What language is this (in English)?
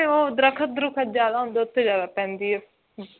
Punjabi